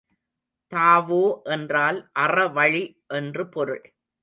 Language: Tamil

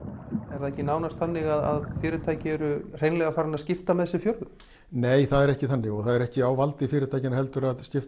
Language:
Icelandic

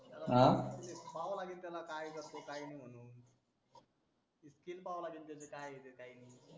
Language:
Marathi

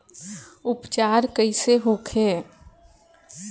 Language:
Bhojpuri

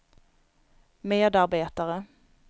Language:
Swedish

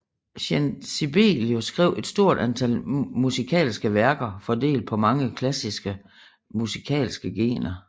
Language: Danish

